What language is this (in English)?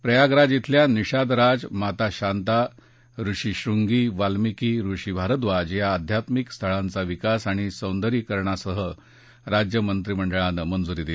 Marathi